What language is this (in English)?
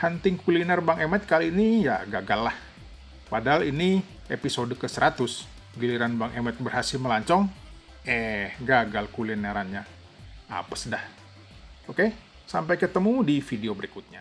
Indonesian